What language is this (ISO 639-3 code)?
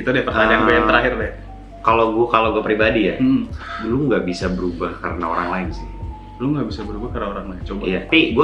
ind